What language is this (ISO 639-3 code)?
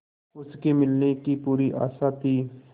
hin